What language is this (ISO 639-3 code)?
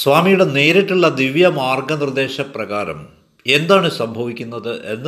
mal